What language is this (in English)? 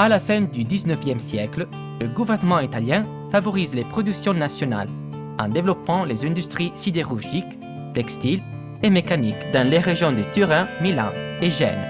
French